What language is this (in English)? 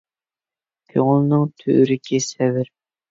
Uyghur